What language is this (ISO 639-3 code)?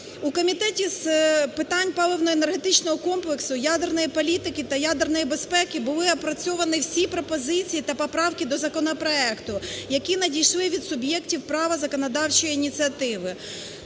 ukr